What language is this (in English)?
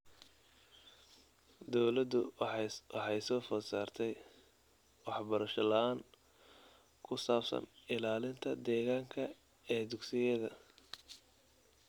Somali